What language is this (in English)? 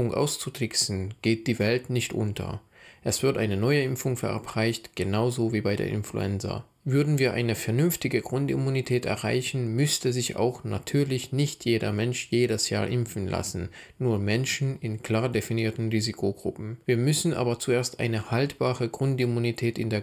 German